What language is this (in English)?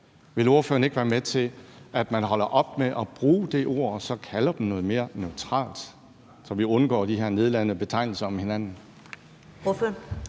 Danish